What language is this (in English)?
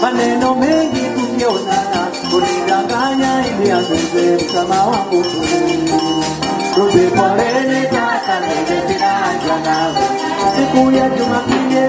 Swahili